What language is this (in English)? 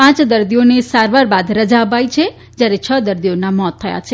Gujarati